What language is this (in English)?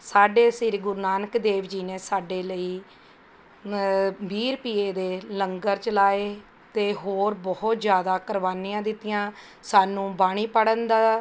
Punjabi